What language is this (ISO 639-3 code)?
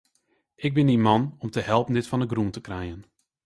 fry